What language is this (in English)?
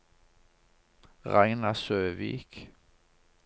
Norwegian